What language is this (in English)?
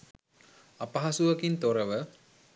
Sinhala